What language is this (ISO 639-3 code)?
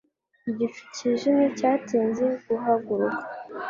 kin